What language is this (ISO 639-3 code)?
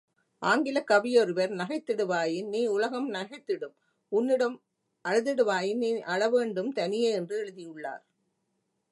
tam